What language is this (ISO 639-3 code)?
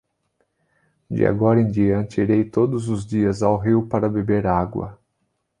por